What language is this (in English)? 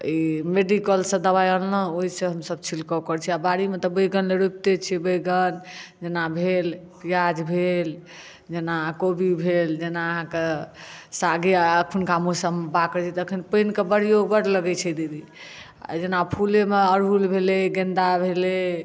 Maithili